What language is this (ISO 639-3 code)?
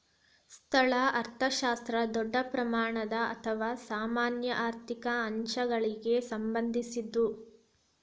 kan